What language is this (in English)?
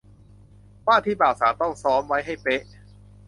Thai